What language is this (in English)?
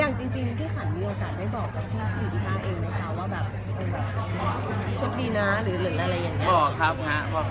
Thai